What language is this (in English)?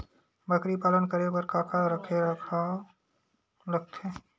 Chhattisgarhi